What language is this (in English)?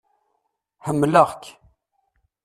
Kabyle